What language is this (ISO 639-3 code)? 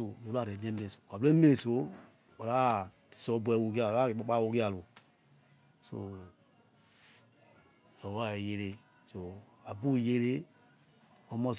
ets